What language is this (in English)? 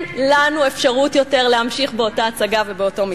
Hebrew